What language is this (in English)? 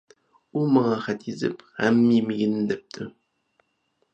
Uyghur